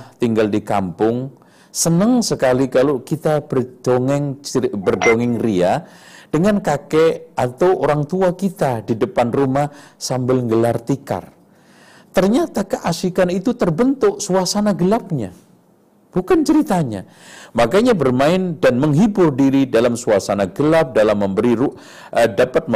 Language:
Indonesian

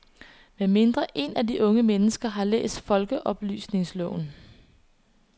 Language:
Danish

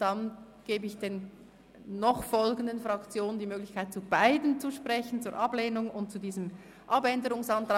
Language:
Swiss German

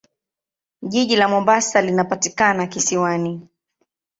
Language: Swahili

